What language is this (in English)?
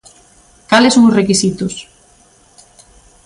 Galician